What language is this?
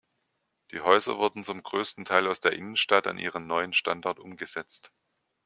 German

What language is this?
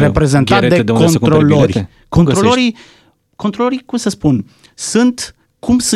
Romanian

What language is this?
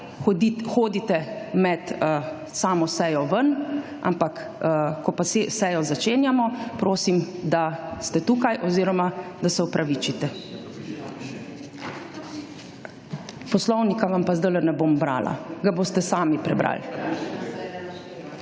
Slovenian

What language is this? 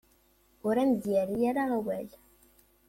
Kabyle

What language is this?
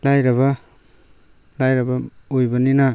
Manipuri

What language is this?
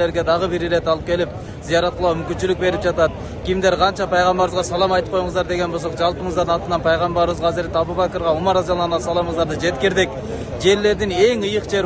Turkish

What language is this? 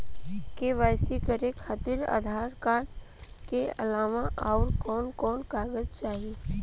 Bhojpuri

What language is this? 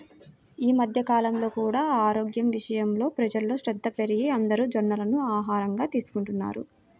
Telugu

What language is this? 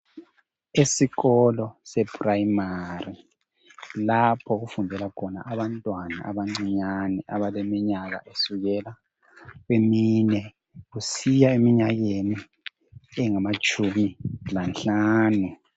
North Ndebele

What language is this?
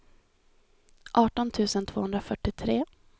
Swedish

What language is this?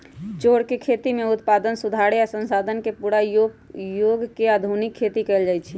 Magahi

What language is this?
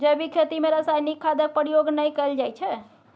Maithili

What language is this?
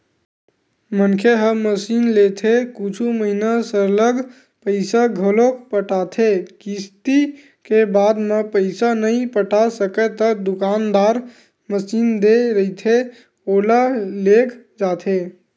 Chhattisgarhi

